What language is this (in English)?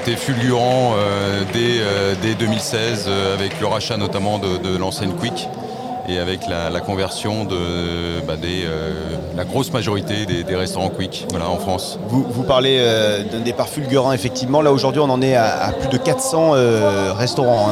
French